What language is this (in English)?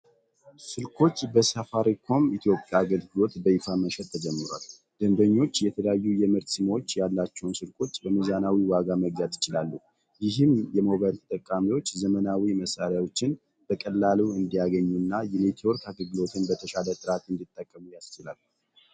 Amharic